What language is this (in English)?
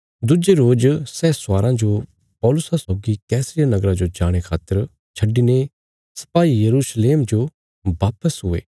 Bilaspuri